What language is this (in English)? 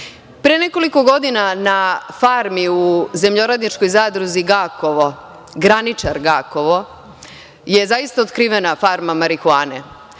Serbian